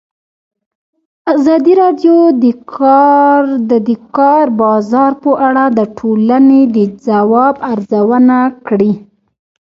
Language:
Pashto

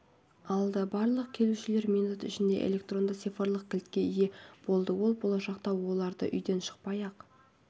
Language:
Kazakh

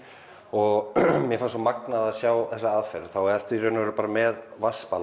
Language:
Icelandic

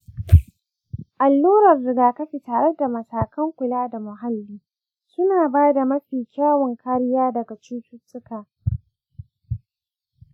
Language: Hausa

